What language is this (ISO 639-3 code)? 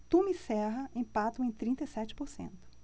por